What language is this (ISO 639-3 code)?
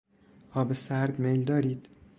fas